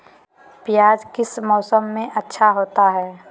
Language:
Magahi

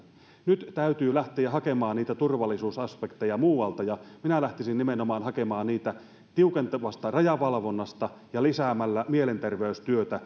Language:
Finnish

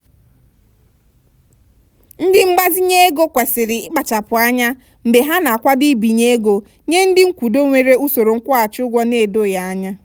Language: Igbo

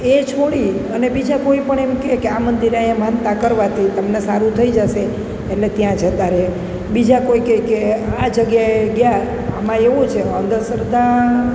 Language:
Gujarati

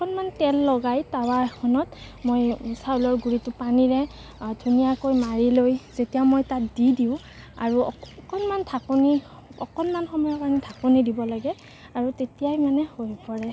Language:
Assamese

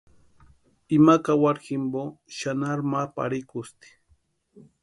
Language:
Western Highland Purepecha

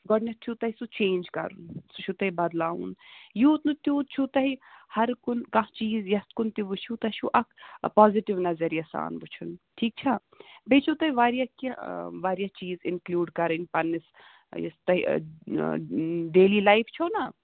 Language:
Kashmiri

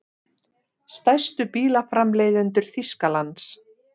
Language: Icelandic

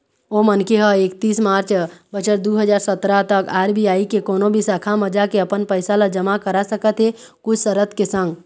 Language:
Chhattisgarhi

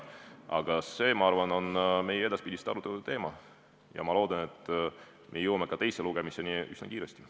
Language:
Estonian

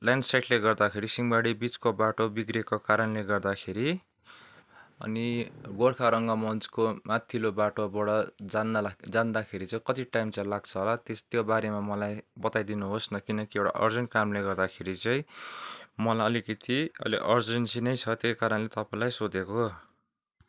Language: Nepali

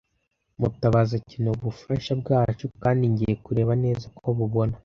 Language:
Kinyarwanda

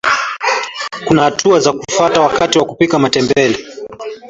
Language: Swahili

